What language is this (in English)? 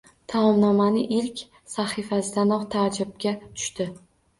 Uzbek